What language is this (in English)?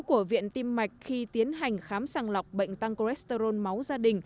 Vietnamese